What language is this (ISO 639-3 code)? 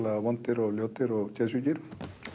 isl